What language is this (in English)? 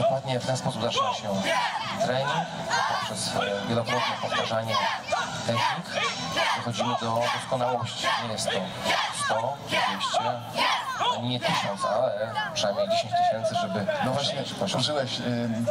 Polish